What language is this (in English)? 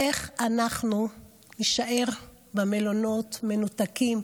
Hebrew